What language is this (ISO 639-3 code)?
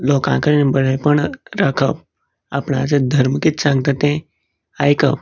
kok